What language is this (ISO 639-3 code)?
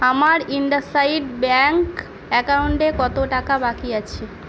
ben